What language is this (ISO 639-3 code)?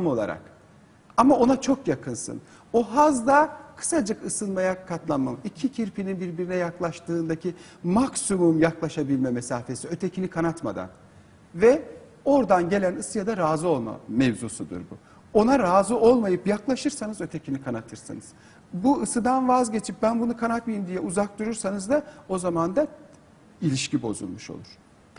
tur